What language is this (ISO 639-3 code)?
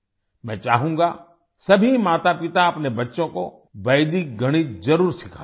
hin